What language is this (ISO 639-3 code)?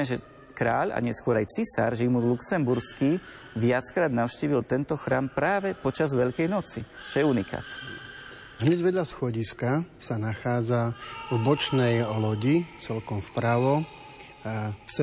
slk